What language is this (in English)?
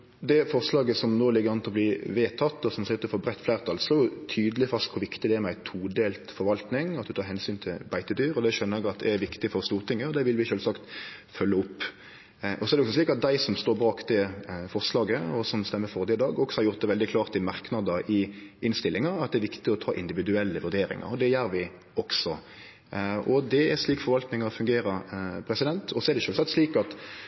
Norwegian Nynorsk